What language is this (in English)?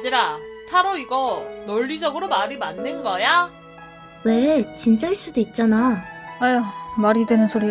Korean